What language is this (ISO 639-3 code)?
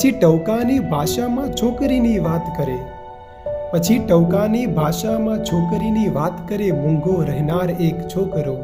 guj